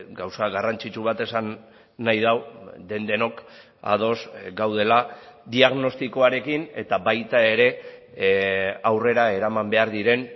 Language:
Basque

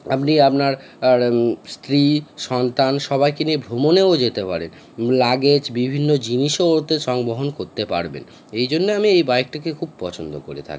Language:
Bangla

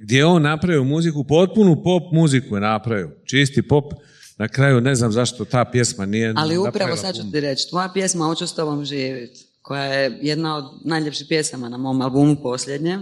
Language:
Croatian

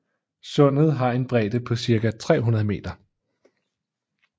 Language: Danish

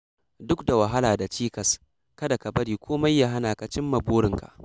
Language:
Hausa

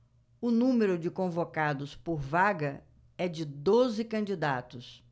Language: Portuguese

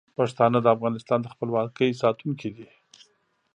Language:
Pashto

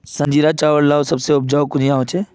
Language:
Magahi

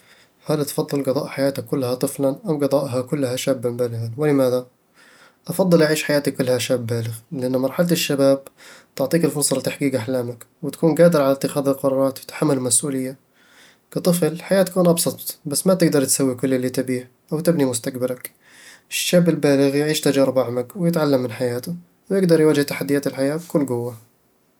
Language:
Eastern Egyptian Bedawi Arabic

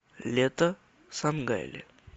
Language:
Russian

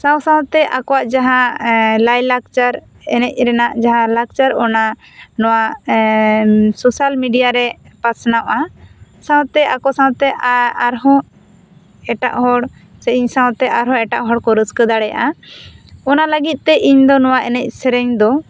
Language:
Santali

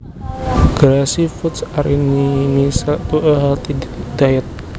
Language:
Javanese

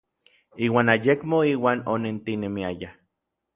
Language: Orizaba Nahuatl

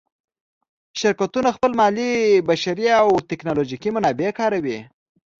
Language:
Pashto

